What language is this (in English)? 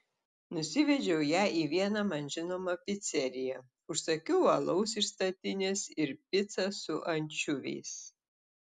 Lithuanian